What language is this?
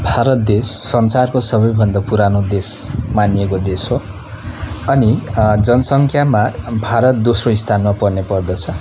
Nepali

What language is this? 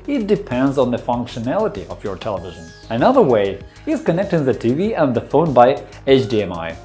English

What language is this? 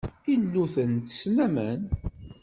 Kabyle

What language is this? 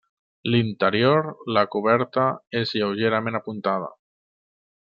Catalan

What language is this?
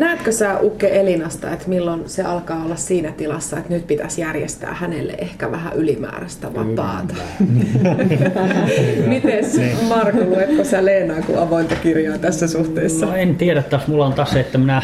Finnish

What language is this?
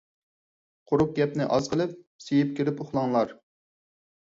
Uyghur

